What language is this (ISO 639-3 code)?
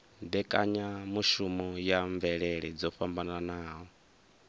ven